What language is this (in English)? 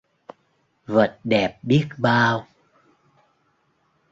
Vietnamese